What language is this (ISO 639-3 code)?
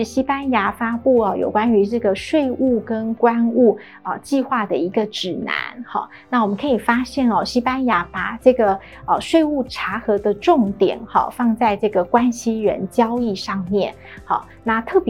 zho